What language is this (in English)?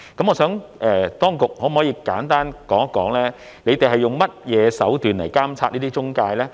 Cantonese